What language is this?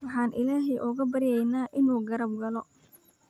Somali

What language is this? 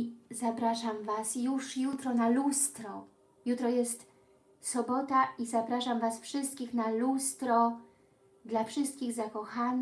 Polish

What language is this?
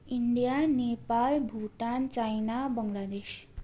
Nepali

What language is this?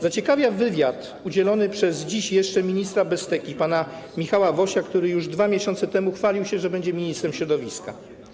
Polish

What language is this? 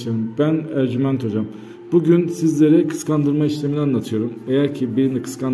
Turkish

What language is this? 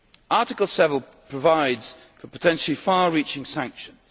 English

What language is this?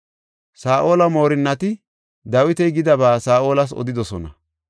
Gofa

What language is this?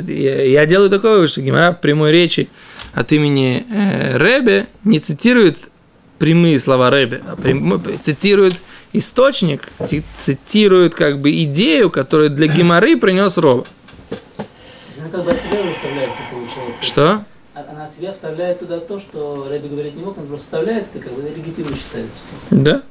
Russian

